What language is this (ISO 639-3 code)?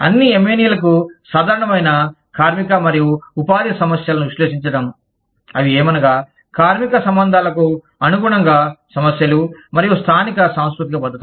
tel